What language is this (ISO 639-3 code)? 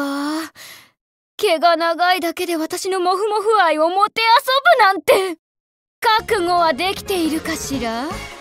jpn